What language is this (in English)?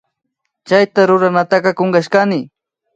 Imbabura Highland Quichua